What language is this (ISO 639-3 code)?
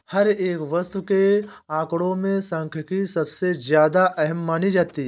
hin